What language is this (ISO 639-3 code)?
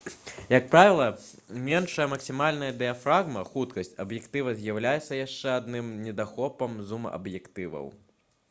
bel